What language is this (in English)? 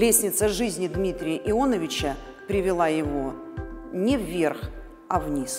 Russian